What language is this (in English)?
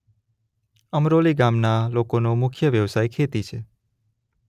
Gujarati